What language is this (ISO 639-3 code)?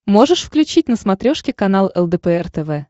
rus